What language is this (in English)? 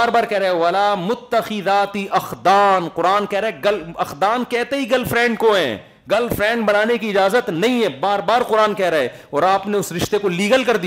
Urdu